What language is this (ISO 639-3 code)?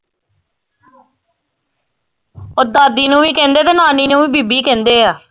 pan